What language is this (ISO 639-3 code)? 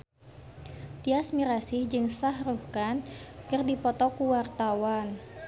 sun